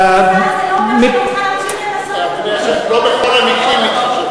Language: Hebrew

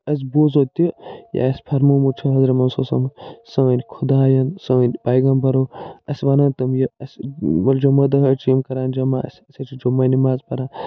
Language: Kashmiri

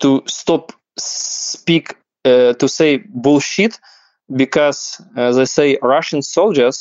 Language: Hebrew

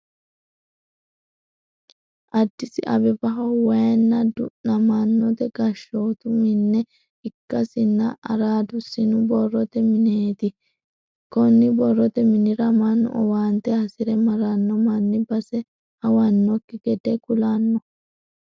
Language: Sidamo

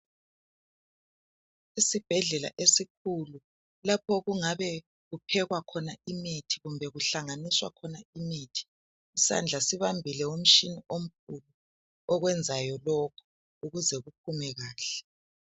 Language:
North Ndebele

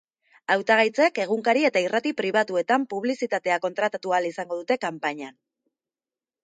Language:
Basque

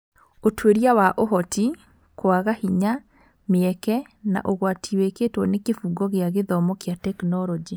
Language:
Kikuyu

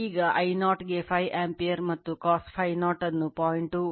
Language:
Kannada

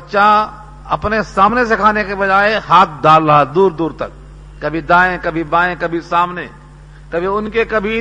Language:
Urdu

